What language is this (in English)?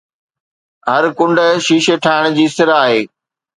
Sindhi